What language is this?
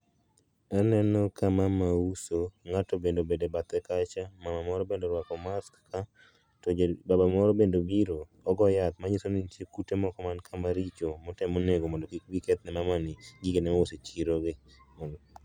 Luo (Kenya and Tanzania)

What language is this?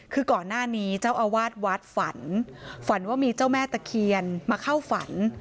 Thai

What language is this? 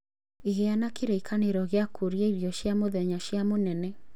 Kikuyu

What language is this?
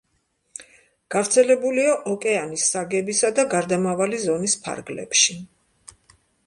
Georgian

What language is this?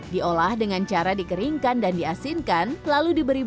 Indonesian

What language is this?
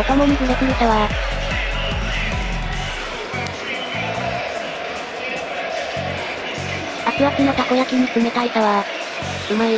Japanese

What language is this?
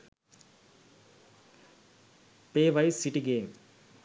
Sinhala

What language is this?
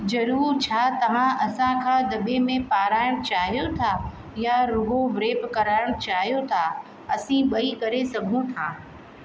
Sindhi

